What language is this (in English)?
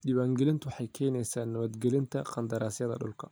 Somali